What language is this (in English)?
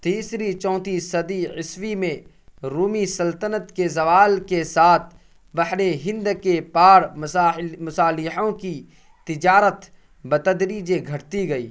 Urdu